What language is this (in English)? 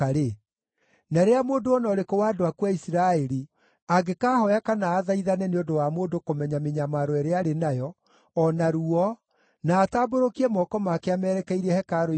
Kikuyu